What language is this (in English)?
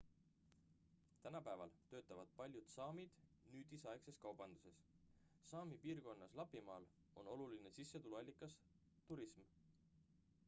Estonian